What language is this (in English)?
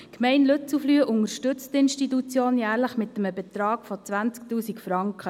Swiss German